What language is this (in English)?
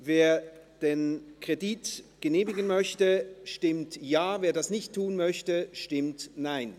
Swiss German